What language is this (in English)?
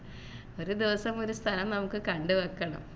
Malayalam